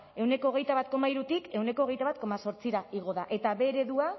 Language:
Basque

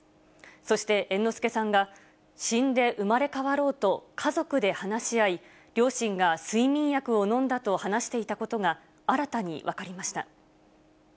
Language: Japanese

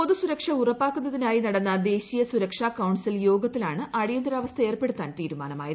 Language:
Malayalam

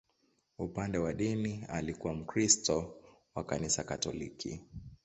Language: Swahili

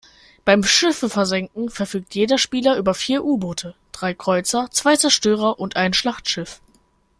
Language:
German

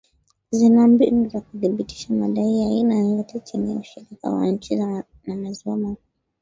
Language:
Swahili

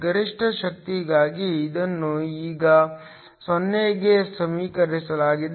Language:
Kannada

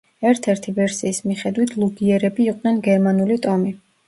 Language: Georgian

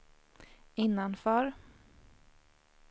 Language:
Swedish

